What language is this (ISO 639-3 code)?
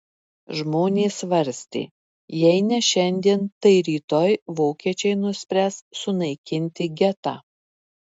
lit